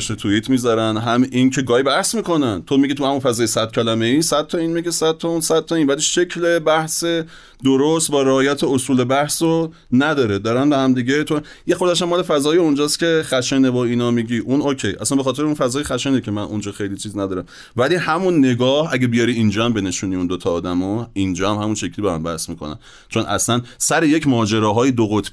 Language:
Persian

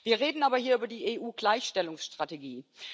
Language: German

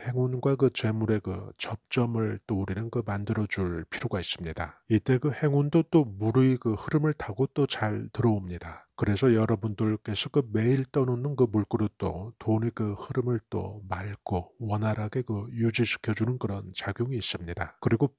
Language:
Korean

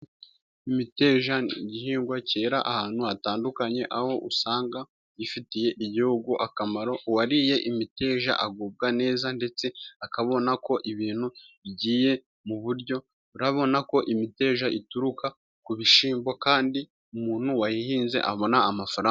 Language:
Kinyarwanda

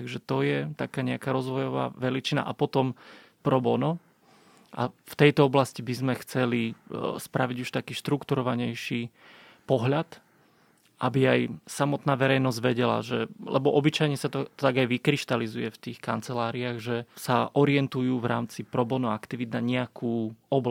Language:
Slovak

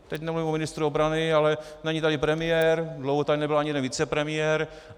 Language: Czech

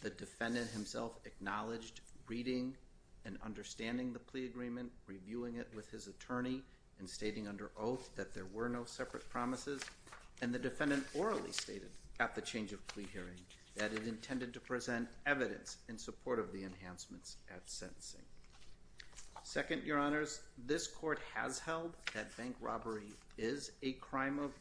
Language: English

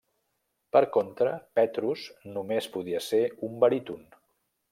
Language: Catalan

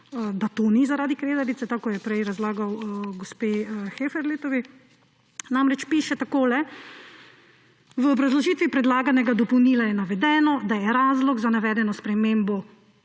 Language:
Slovenian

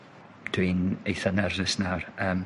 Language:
Welsh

